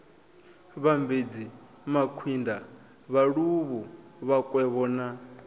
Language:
Venda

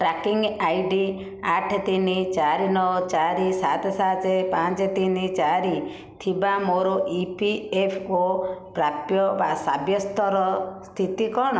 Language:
Odia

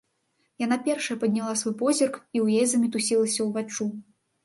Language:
Belarusian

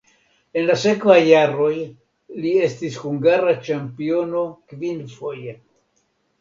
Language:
Esperanto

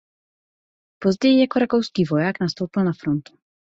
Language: Czech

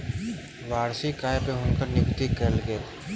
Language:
Maithili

